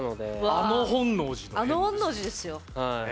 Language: Japanese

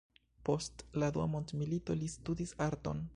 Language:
Esperanto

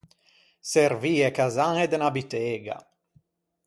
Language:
Ligurian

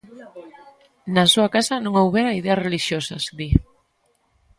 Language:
Galician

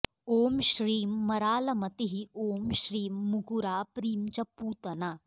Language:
Sanskrit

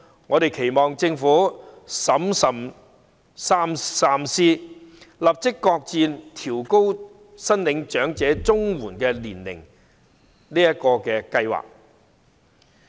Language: Cantonese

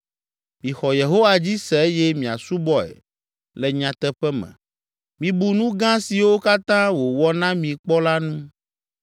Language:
Ewe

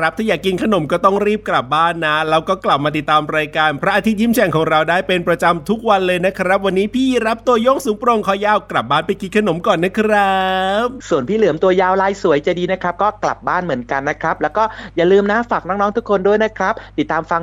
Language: Thai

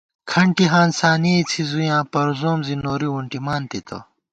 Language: Gawar-Bati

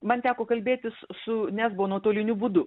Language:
Lithuanian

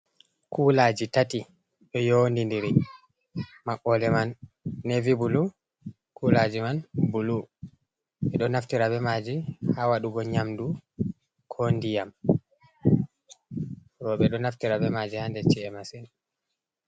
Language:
Fula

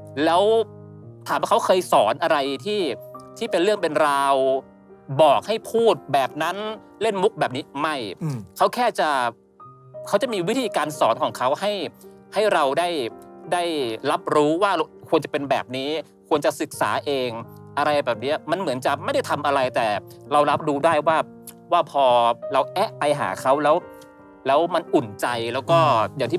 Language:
Thai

